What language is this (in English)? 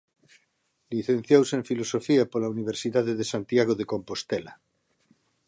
Galician